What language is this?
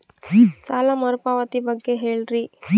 Kannada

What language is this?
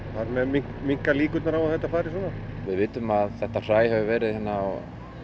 Icelandic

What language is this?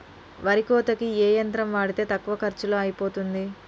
Telugu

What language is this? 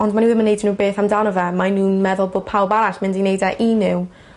Welsh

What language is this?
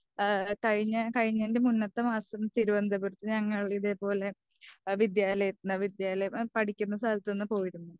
Malayalam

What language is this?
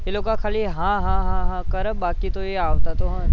Gujarati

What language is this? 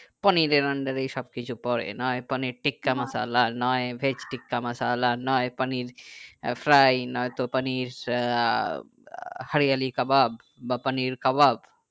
Bangla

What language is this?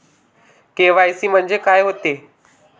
Marathi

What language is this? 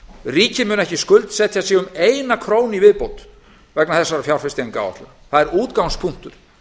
Icelandic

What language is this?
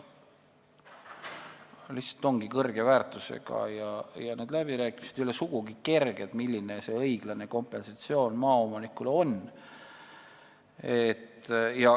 Estonian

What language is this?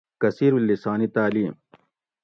Gawri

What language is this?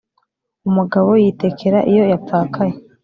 Kinyarwanda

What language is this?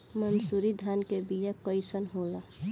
Bhojpuri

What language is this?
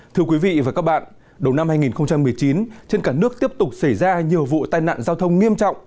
Vietnamese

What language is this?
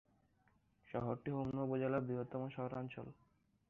Bangla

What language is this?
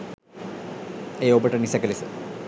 Sinhala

